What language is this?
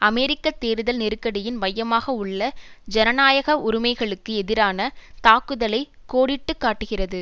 Tamil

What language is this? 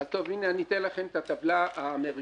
Hebrew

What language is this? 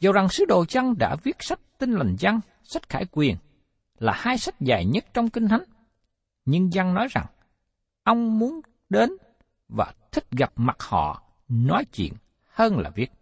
Vietnamese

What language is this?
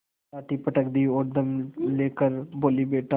Hindi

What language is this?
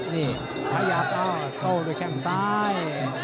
Thai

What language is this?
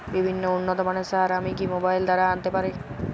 Bangla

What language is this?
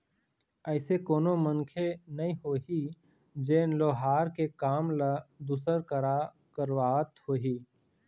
Chhattisgarhi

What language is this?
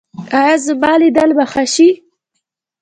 Pashto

